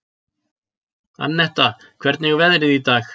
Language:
Icelandic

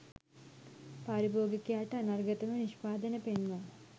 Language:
Sinhala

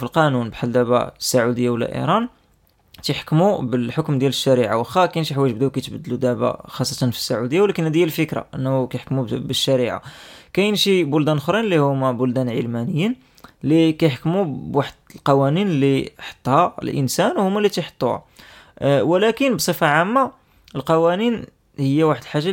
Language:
Arabic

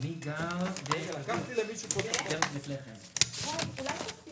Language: Hebrew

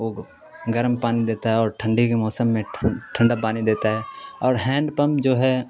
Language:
Urdu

